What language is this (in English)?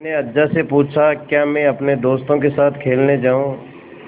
Hindi